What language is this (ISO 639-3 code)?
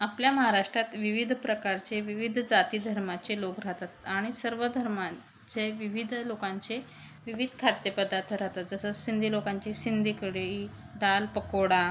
mar